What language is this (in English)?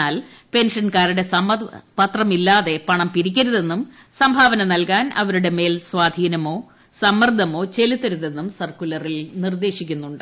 Malayalam